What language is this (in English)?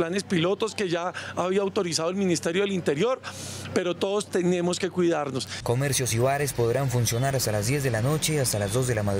Spanish